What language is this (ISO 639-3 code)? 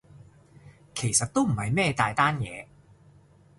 yue